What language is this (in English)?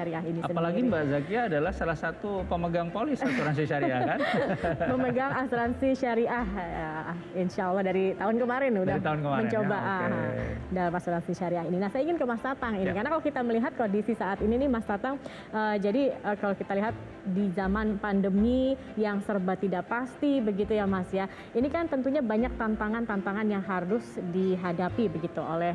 Indonesian